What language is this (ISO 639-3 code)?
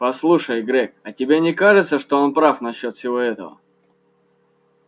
rus